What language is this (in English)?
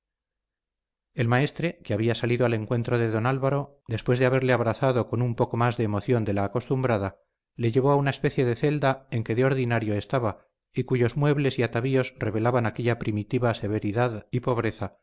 Spanish